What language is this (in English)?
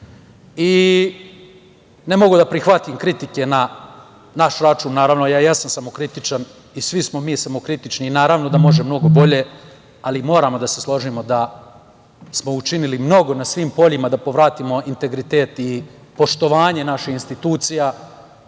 Serbian